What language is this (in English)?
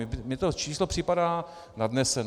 Czech